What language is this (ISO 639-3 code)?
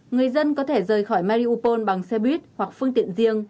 vie